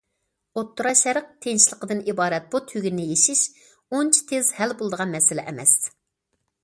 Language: Uyghur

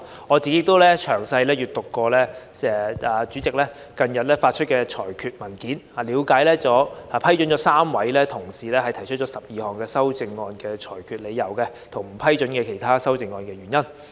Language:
Cantonese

